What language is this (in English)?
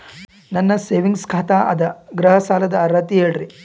Kannada